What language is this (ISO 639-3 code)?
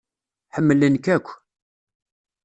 kab